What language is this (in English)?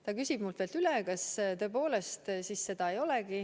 Estonian